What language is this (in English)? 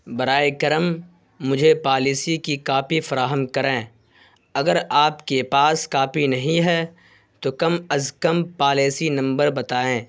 Urdu